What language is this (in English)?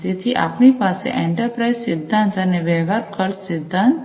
Gujarati